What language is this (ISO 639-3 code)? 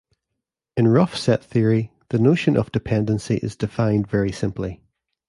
eng